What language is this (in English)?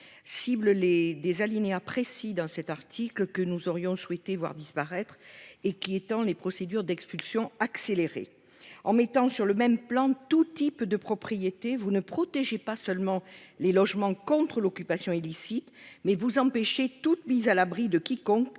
French